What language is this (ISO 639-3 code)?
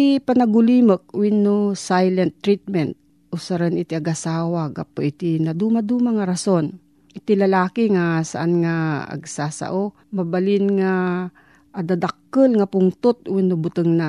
fil